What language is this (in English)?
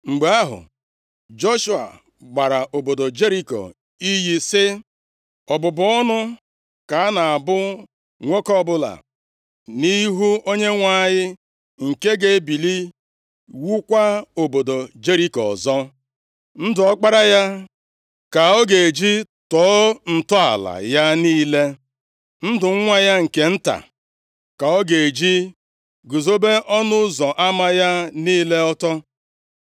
Igbo